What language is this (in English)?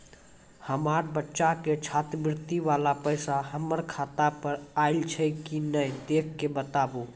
Maithili